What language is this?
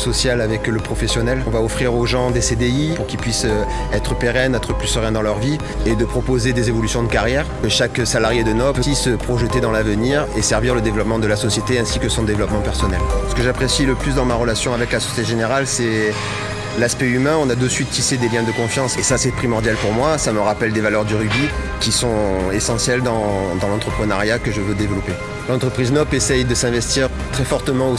French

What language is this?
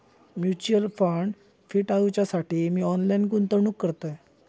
Marathi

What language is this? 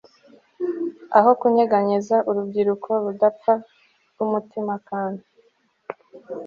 Kinyarwanda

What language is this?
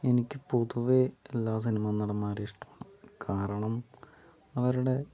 Malayalam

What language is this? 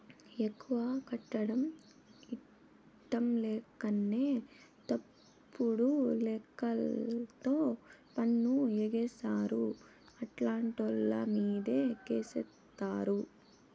Telugu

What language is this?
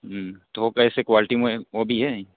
Urdu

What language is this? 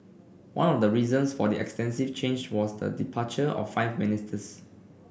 English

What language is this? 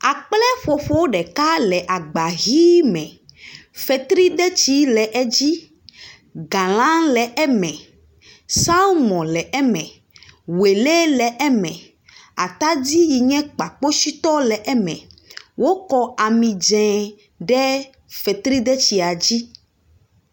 Ewe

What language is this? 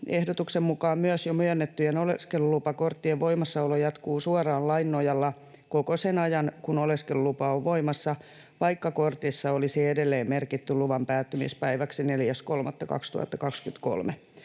Finnish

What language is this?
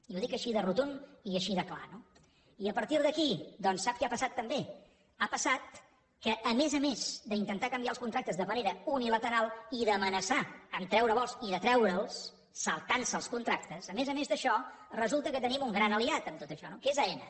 Catalan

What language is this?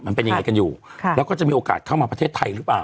Thai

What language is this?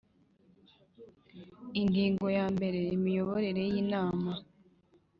Kinyarwanda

